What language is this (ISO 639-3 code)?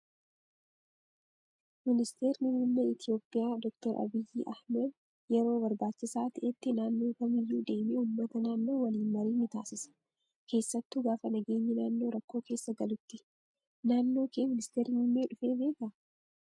orm